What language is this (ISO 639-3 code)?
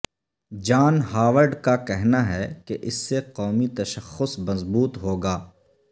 urd